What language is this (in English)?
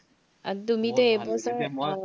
Assamese